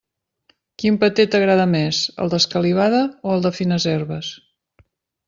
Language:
Catalan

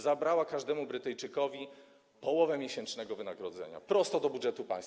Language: Polish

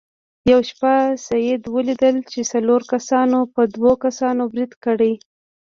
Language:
Pashto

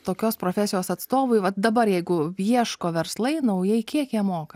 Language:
Lithuanian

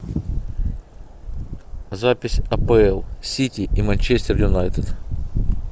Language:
Russian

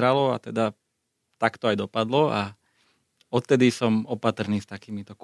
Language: Slovak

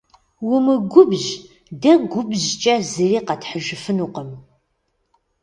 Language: Kabardian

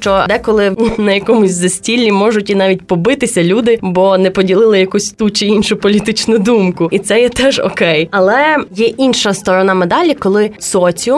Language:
Ukrainian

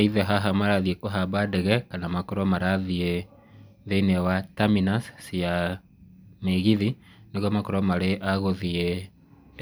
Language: Kikuyu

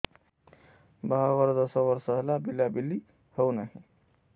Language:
Odia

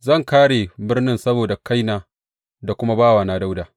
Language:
Hausa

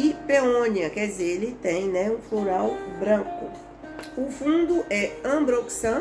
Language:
Portuguese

